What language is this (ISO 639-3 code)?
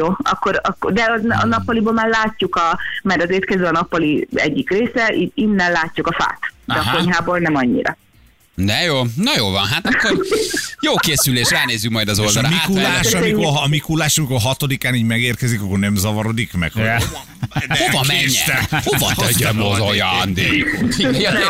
hun